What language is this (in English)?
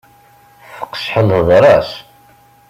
Kabyle